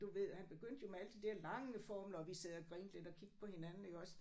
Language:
Danish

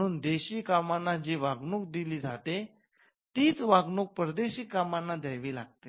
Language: Marathi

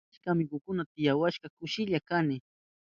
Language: Southern Pastaza Quechua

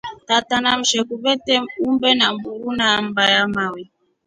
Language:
Rombo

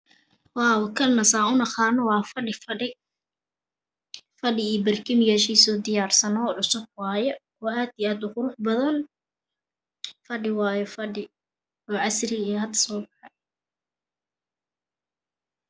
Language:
Somali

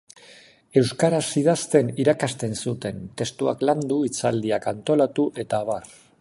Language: Basque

